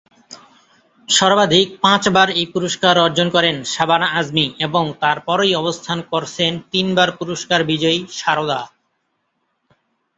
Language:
Bangla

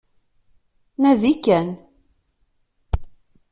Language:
Kabyle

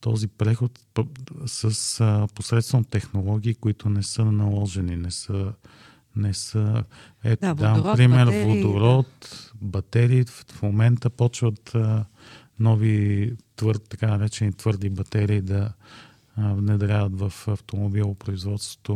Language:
Bulgarian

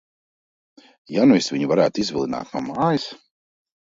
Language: Latvian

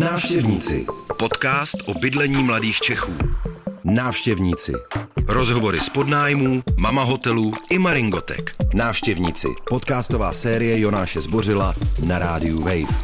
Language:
Czech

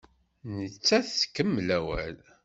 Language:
Kabyle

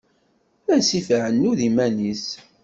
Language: Kabyle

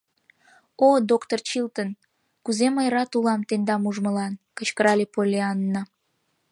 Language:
Mari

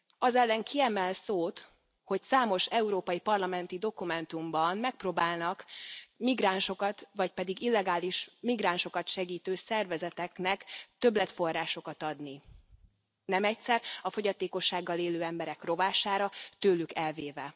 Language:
Hungarian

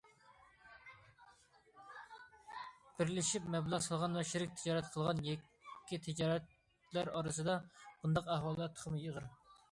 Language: Uyghur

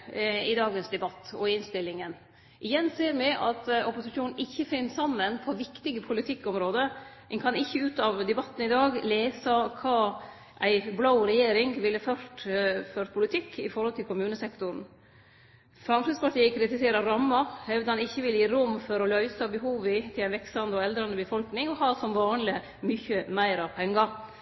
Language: Norwegian Nynorsk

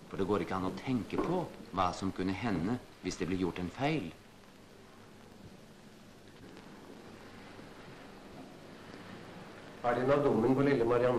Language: Norwegian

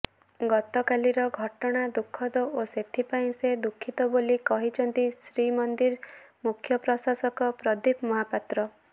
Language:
Odia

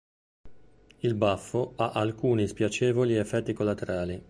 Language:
Italian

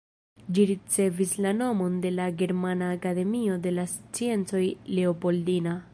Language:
Esperanto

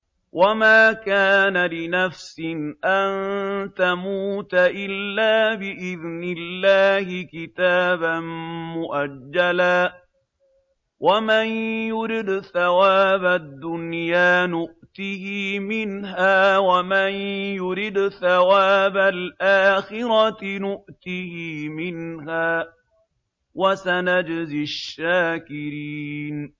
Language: Arabic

